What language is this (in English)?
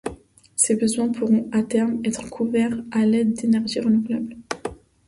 French